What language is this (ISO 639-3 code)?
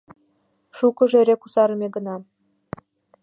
chm